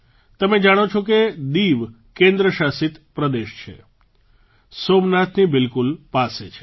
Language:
Gujarati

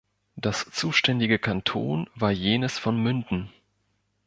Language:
German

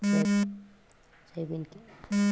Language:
Chhattisgarhi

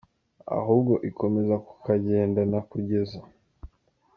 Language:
Kinyarwanda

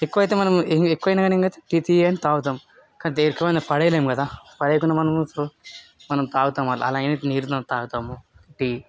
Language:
Telugu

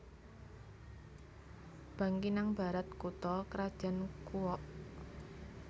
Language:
Javanese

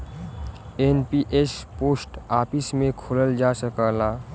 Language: Bhojpuri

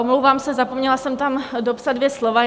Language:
Czech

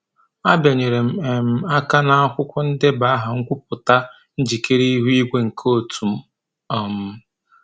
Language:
Igbo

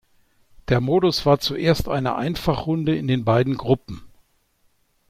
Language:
German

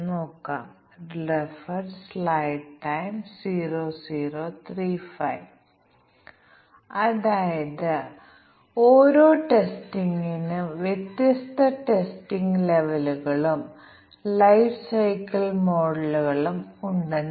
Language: Malayalam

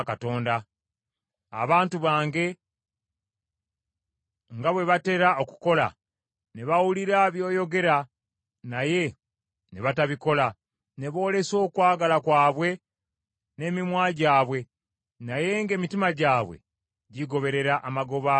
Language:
Ganda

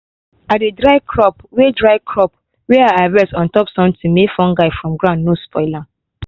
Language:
Nigerian Pidgin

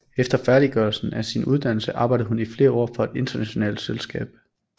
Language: Danish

